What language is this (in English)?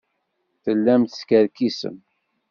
Kabyle